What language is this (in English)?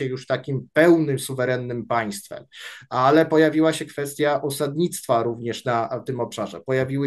Polish